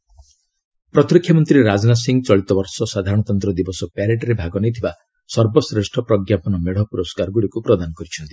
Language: Odia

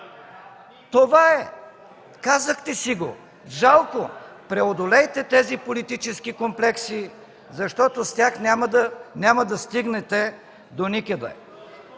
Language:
Bulgarian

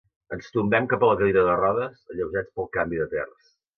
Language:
Catalan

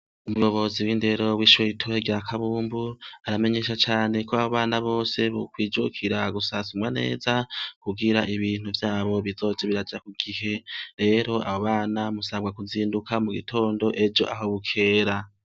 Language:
Rundi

